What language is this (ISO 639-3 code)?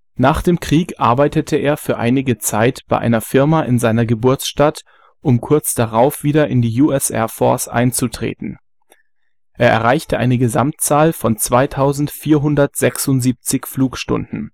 deu